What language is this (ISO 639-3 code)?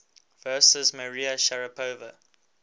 eng